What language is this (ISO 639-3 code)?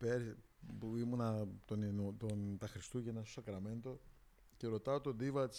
ell